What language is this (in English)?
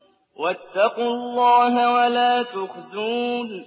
Arabic